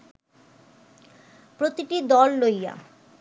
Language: Bangla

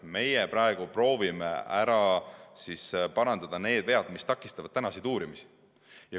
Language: Estonian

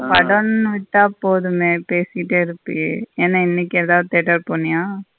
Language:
Tamil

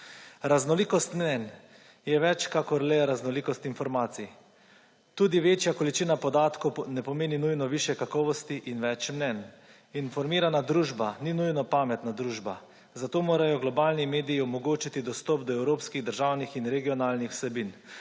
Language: Slovenian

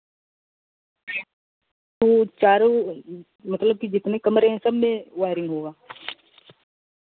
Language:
Hindi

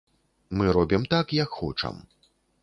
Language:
Belarusian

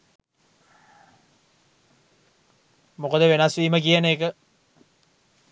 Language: Sinhala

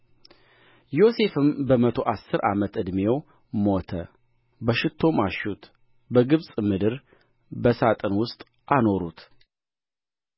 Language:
Amharic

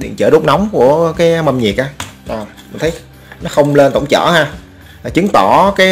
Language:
Vietnamese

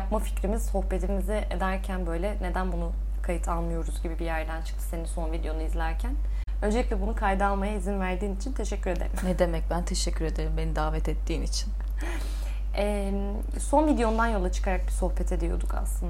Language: Turkish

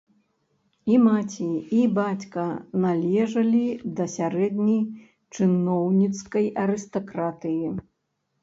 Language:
Belarusian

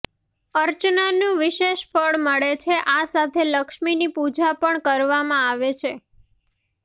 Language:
Gujarati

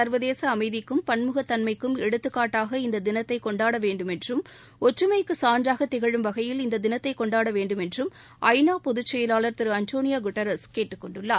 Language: Tamil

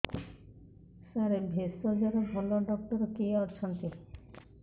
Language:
Odia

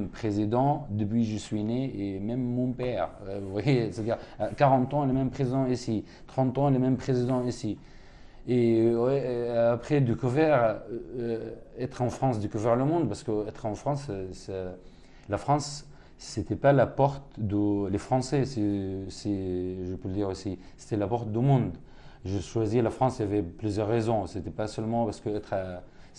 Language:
French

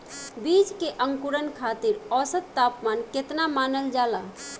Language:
Bhojpuri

